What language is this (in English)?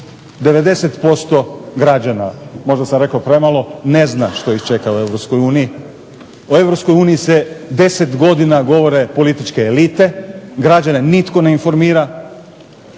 Croatian